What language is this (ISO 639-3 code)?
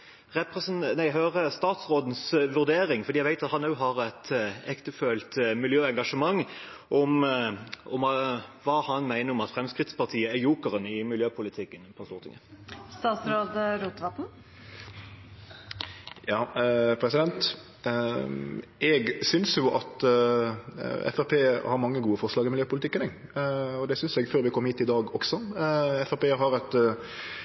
nor